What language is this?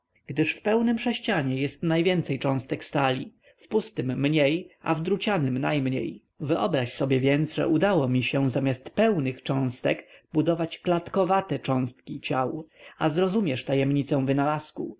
Polish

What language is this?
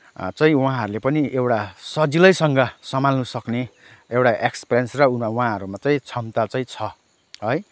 Nepali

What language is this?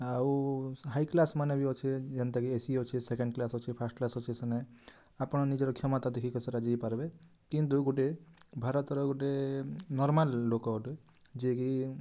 Odia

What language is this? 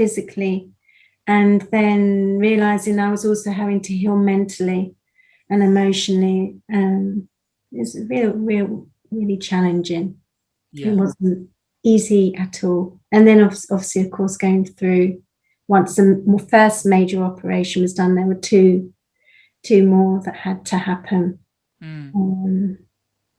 English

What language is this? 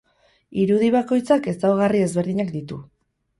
Basque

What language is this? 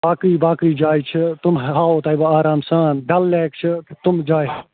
Kashmiri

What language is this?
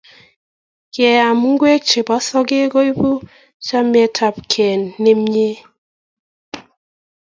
Kalenjin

